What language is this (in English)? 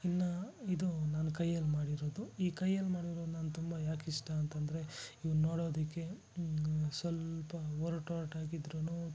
Kannada